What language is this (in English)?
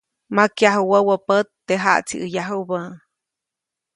Copainalá Zoque